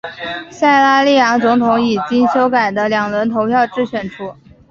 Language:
Chinese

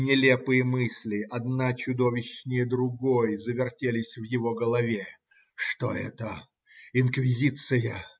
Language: Russian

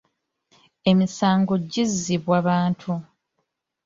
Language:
Ganda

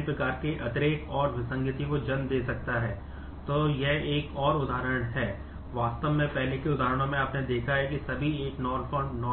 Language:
Hindi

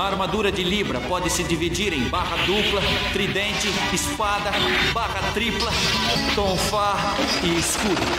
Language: Portuguese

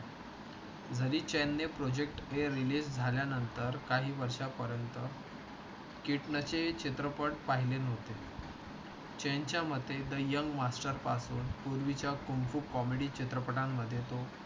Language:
Marathi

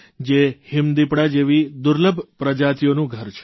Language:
Gujarati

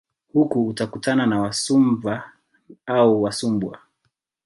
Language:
Swahili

